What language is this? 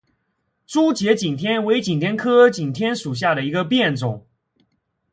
Chinese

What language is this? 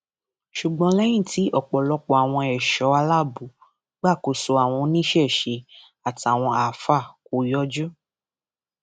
Yoruba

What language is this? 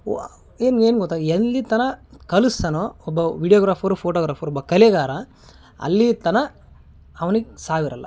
Kannada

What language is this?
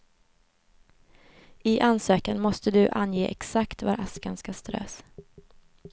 Swedish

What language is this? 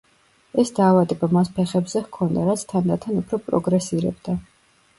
Georgian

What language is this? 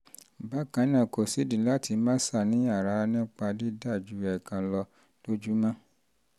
Yoruba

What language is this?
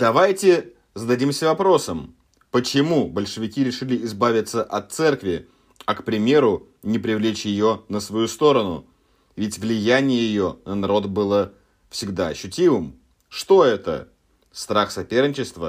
Russian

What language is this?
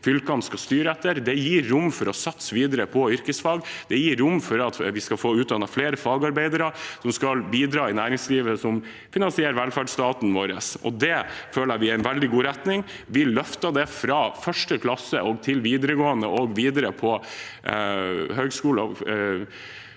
Norwegian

